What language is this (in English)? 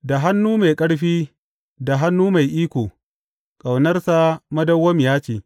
Hausa